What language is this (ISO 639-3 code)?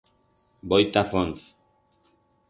arg